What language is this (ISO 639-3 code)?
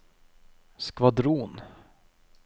nor